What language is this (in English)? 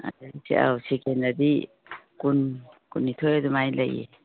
Manipuri